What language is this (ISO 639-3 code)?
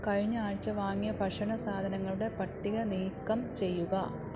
mal